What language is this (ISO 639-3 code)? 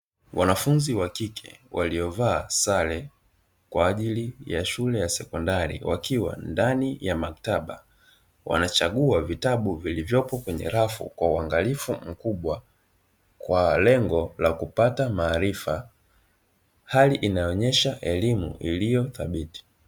swa